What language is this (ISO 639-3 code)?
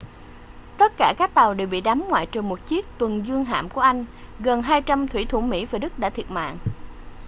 vie